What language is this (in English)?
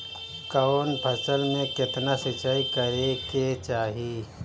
Bhojpuri